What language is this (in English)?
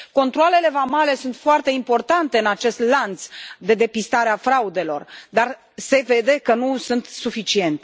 Romanian